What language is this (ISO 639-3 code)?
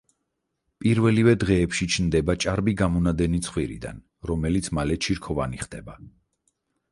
kat